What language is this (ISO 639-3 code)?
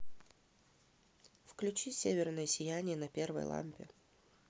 rus